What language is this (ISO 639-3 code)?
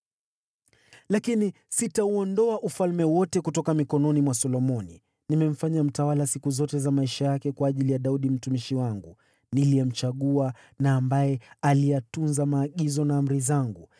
swa